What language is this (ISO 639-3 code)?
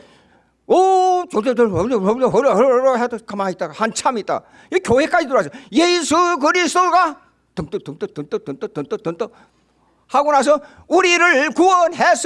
kor